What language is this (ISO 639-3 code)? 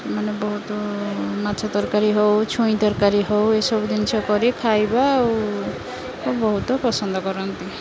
ori